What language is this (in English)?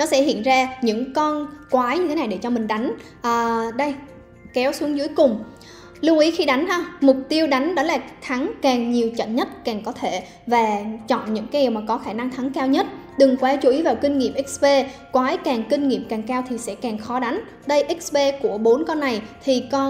Vietnamese